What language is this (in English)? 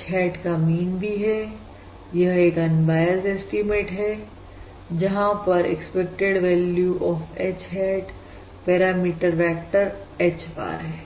Hindi